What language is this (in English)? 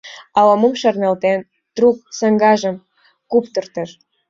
Mari